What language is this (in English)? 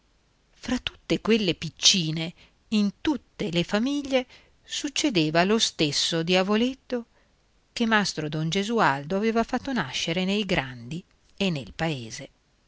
Italian